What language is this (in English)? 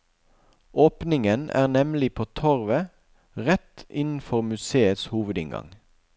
Norwegian